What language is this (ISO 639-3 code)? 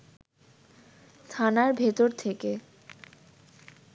ben